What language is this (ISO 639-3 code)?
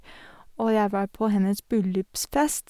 nor